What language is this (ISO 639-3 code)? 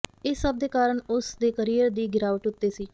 pan